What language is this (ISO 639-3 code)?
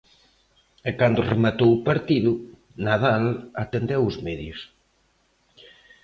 glg